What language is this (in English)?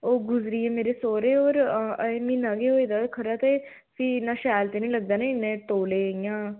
Dogri